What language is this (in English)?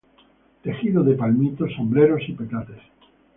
Spanish